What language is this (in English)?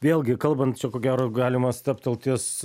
Lithuanian